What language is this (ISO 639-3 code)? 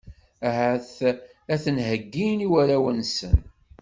kab